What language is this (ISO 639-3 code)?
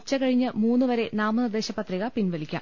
mal